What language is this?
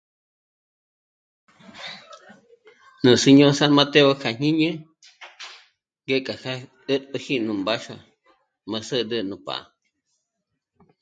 Michoacán Mazahua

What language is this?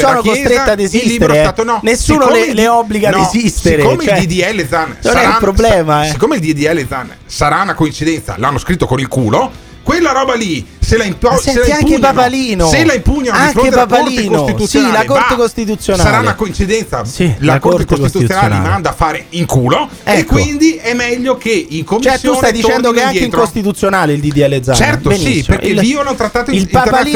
Italian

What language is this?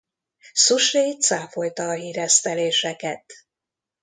Hungarian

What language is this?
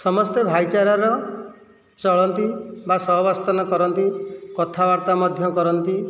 Odia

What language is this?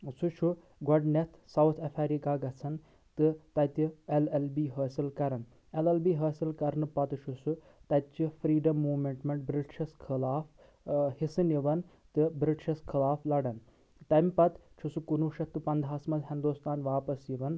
Kashmiri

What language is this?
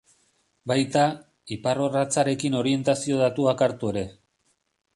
Basque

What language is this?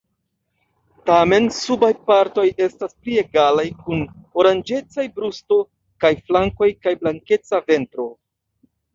Esperanto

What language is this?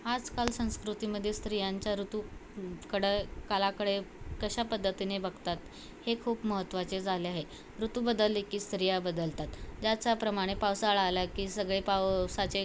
Marathi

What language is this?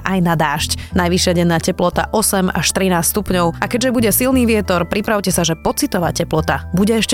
Slovak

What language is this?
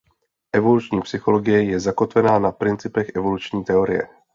Czech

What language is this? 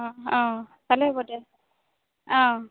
Assamese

